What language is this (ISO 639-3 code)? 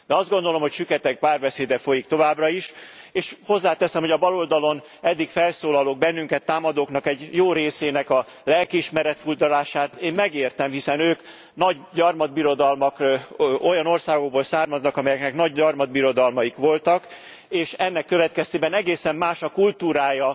hun